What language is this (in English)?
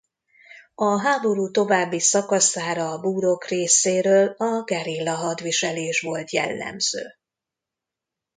Hungarian